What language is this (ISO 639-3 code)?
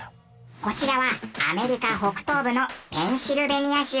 jpn